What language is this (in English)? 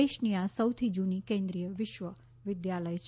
Gujarati